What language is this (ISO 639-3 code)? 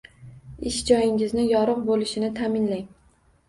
uzb